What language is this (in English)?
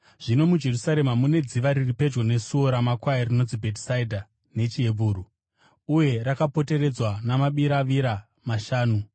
Shona